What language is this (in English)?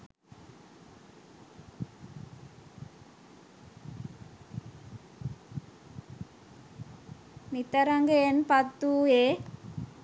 Sinhala